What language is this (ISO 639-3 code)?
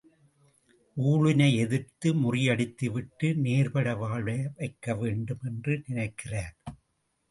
tam